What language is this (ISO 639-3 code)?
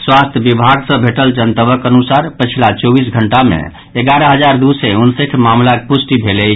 mai